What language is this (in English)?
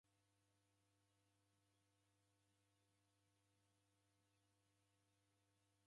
Taita